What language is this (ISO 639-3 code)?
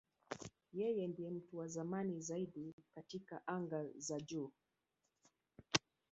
swa